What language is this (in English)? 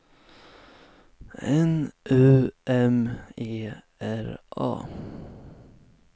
Swedish